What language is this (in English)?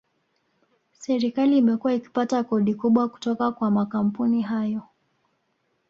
Swahili